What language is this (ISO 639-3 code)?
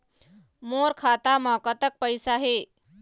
hne